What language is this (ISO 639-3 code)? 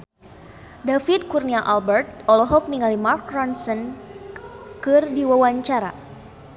sun